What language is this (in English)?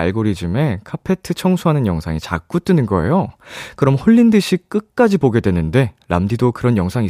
Korean